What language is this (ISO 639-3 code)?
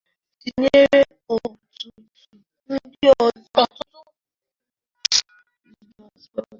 ibo